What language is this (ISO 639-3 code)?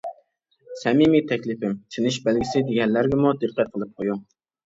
uig